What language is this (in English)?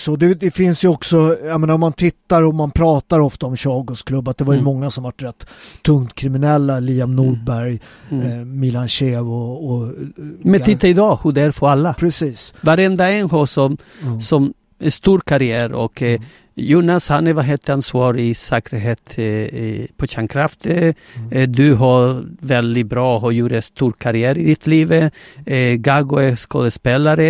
Swedish